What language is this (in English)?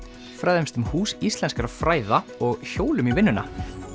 Icelandic